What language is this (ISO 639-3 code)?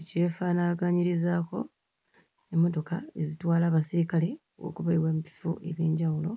lug